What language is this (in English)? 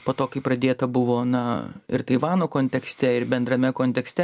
Lithuanian